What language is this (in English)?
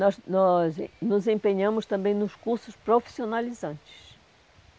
Portuguese